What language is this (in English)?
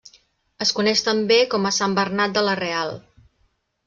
Catalan